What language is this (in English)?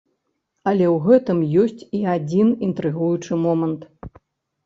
Belarusian